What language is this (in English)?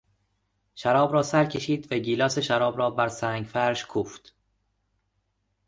Persian